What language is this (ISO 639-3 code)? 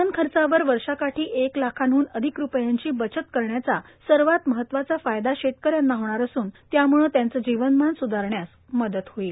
mar